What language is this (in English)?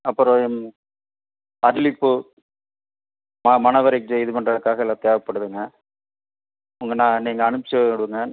Tamil